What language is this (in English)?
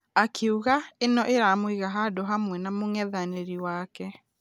Kikuyu